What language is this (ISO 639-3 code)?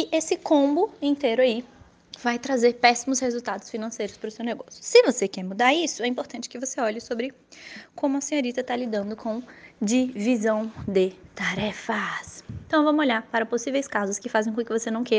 por